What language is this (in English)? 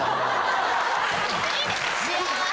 Japanese